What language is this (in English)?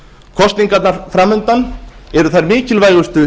Icelandic